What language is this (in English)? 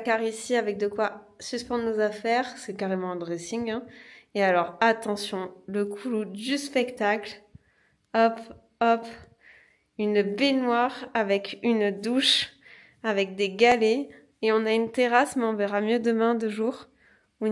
French